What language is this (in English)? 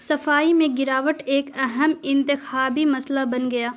Urdu